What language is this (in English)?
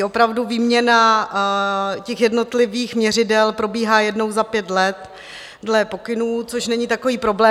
Czech